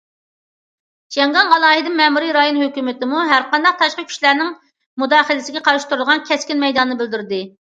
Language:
Uyghur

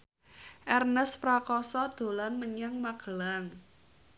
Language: Javanese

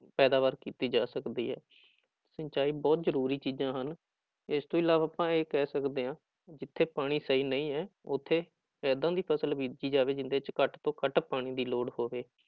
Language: Punjabi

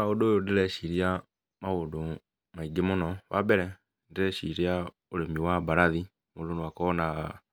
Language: Kikuyu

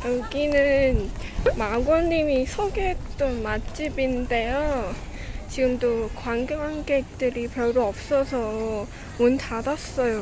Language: Korean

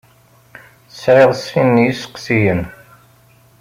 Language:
Kabyle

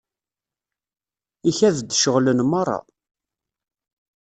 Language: Kabyle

